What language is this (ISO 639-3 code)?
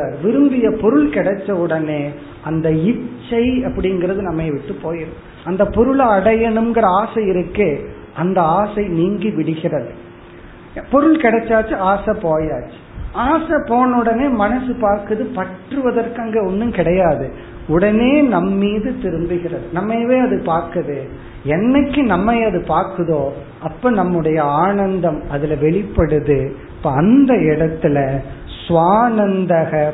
tam